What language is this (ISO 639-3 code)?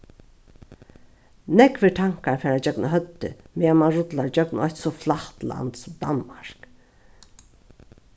fao